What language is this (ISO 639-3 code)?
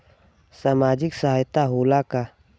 bho